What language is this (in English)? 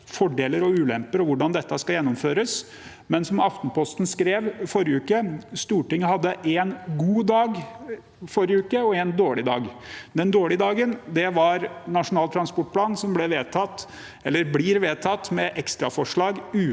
Norwegian